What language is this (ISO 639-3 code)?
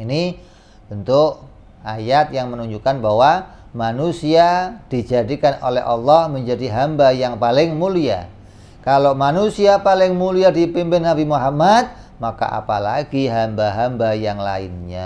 ind